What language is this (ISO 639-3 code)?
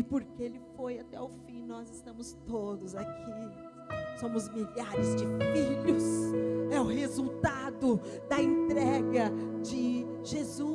por